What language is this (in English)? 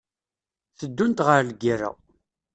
Kabyle